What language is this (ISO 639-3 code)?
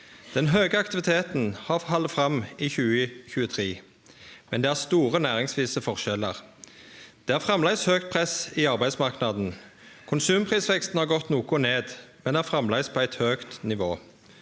nor